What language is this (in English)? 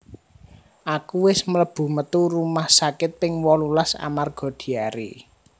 Javanese